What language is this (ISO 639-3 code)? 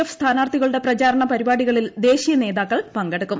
mal